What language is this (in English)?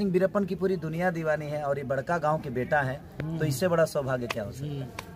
Hindi